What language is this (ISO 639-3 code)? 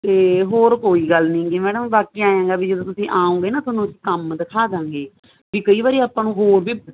pan